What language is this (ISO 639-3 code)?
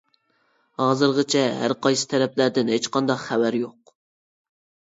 uig